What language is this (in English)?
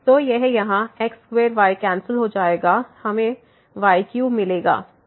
Hindi